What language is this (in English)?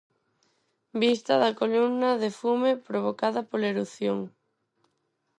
Galician